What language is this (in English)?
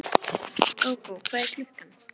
Icelandic